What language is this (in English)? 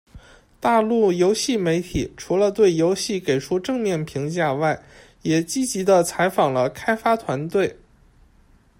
Chinese